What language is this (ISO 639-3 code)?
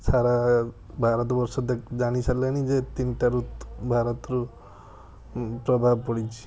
ori